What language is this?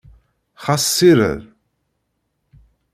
Kabyle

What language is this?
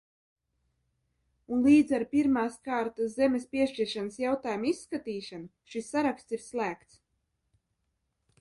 Latvian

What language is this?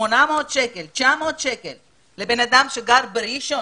Hebrew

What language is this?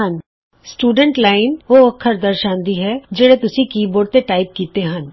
Punjabi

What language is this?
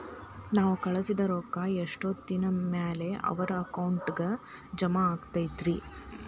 Kannada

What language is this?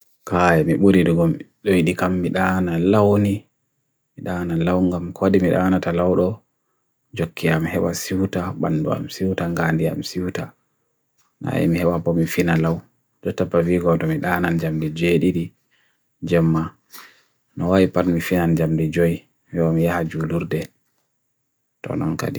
Bagirmi Fulfulde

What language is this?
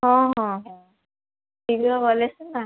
Odia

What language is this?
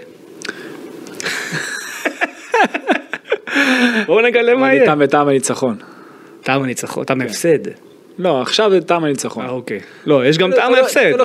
Hebrew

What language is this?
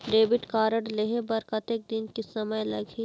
Chhattisgarhi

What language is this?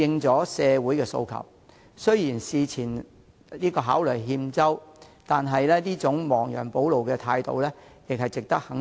Cantonese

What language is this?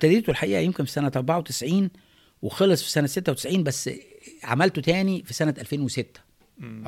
Arabic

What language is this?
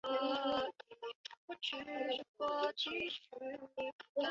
Chinese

